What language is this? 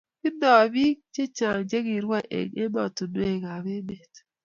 Kalenjin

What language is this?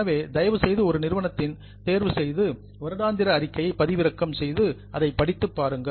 Tamil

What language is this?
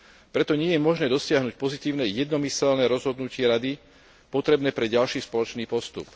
Slovak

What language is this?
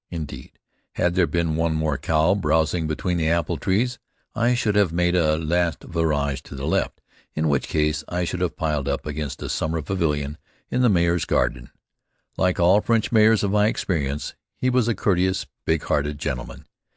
English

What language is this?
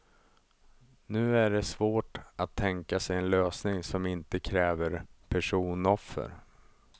Swedish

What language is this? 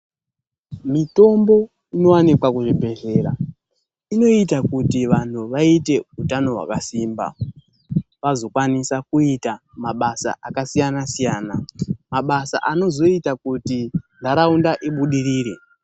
Ndau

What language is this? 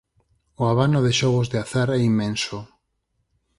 Galician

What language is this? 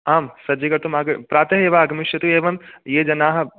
Sanskrit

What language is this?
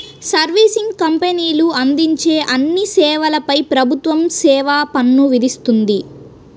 Telugu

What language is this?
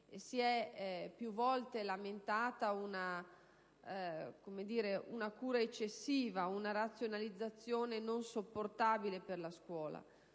Italian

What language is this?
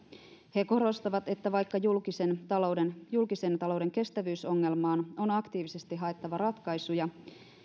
Finnish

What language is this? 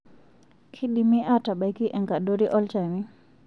Masai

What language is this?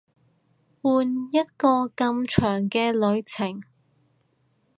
Cantonese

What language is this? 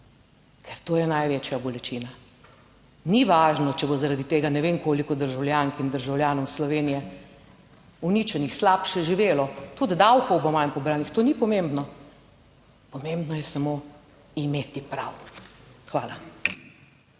Slovenian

